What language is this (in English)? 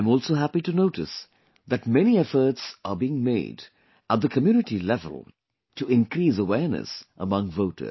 English